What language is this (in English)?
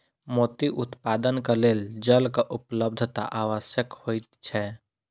Maithili